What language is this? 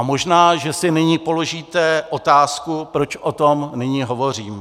Czech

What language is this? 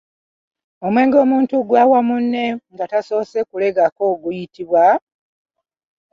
Ganda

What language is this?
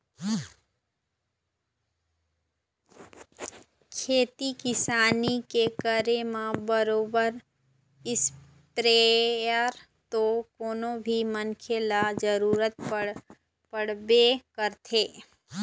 Chhattisgarhi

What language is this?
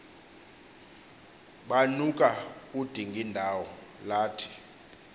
Xhosa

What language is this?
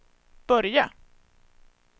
Swedish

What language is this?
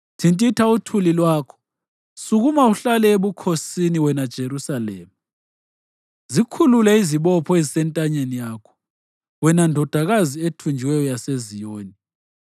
North Ndebele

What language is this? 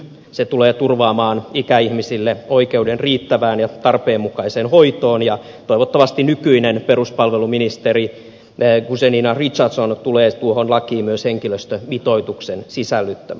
Finnish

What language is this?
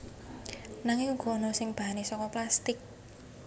Javanese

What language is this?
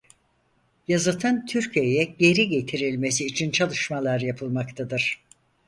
Turkish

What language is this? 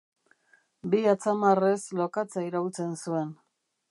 Basque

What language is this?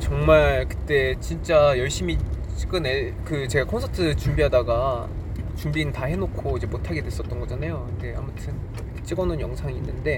Korean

